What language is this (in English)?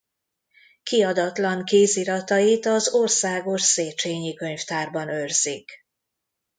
Hungarian